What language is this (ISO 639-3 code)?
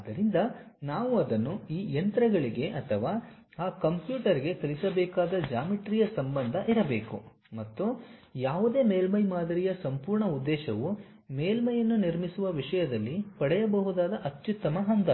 kan